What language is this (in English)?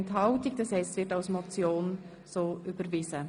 Swiss German